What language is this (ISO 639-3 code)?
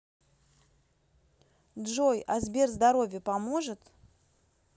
rus